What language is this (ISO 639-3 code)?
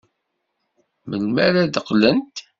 kab